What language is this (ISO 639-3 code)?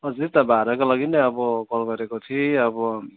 nep